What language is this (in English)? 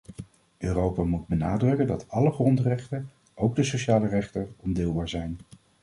Dutch